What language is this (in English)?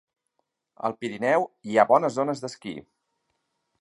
Catalan